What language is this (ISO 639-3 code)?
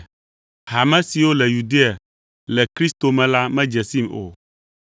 ewe